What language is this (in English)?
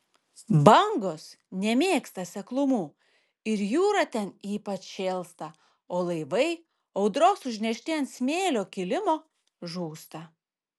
Lithuanian